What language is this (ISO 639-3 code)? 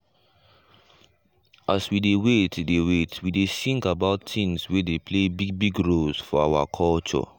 pcm